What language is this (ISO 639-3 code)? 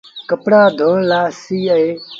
sbn